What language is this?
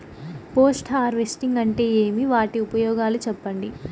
Telugu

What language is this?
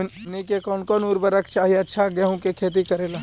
Magahi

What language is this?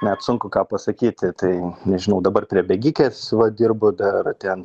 Lithuanian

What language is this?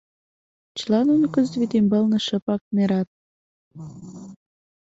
Mari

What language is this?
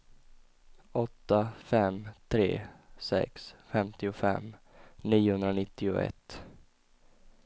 Swedish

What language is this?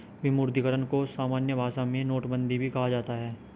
Hindi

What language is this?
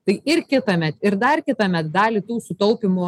Lithuanian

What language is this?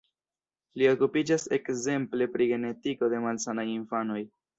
Esperanto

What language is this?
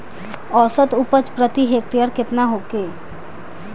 Bhojpuri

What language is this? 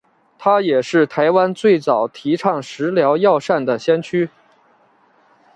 Chinese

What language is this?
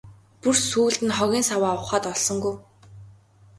Mongolian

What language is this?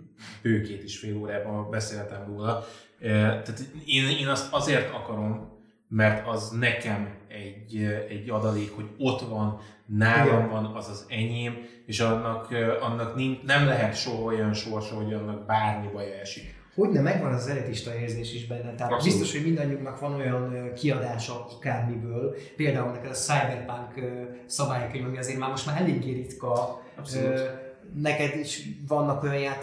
Hungarian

